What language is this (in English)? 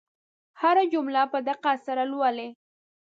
Pashto